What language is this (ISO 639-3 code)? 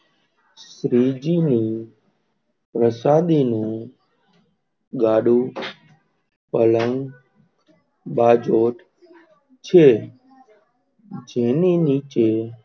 guj